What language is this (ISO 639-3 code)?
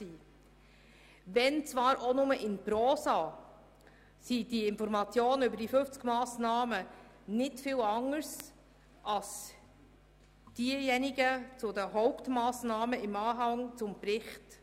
gsw